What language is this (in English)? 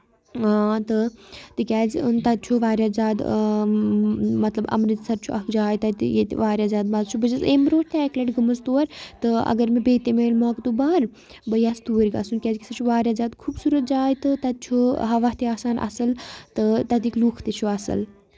Kashmiri